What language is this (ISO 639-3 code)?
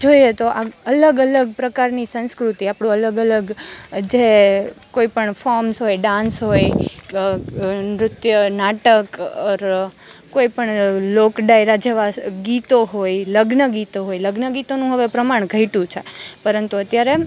guj